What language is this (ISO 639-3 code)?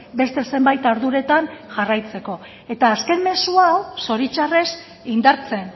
eus